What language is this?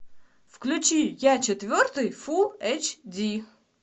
Russian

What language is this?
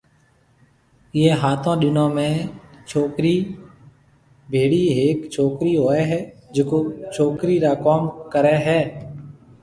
Marwari (Pakistan)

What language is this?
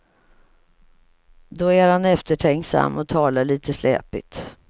Swedish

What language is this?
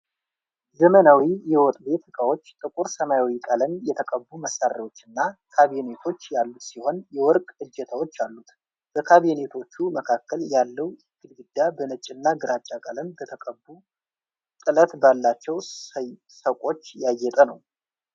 Amharic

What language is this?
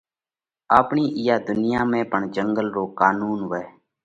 Parkari Koli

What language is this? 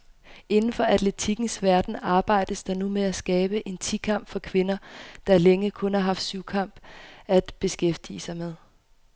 Danish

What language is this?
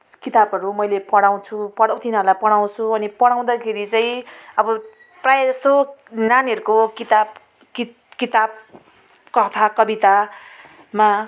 Nepali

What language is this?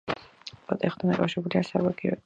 Georgian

